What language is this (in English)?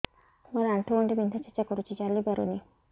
Odia